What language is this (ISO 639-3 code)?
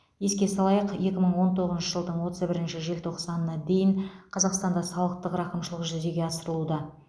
kaz